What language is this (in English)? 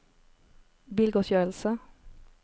Norwegian